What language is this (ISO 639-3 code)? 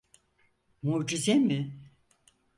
tur